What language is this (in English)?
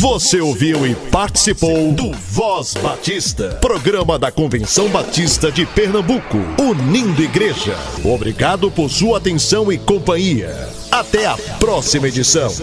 Portuguese